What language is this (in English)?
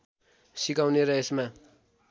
Nepali